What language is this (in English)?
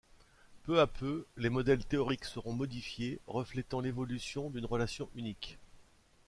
French